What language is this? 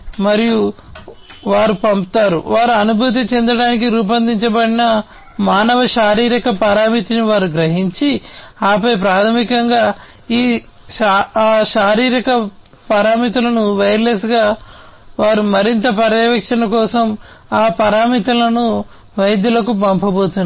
Telugu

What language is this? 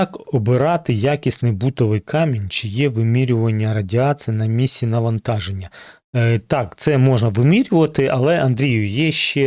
Ukrainian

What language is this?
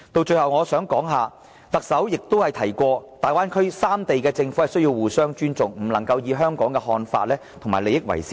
Cantonese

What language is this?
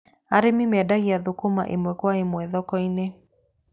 Kikuyu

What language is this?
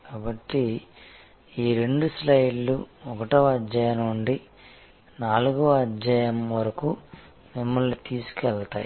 Telugu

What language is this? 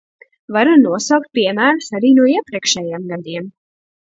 Latvian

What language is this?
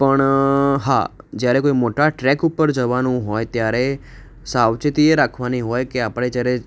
Gujarati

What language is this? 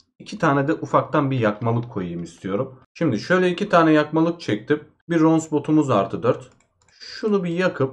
Turkish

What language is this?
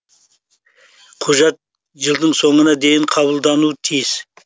Kazakh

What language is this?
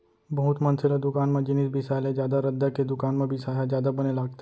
Chhattisgarhi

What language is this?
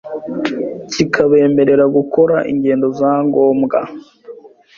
Kinyarwanda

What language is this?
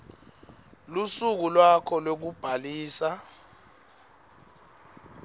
Swati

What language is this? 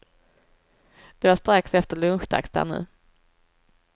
Swedish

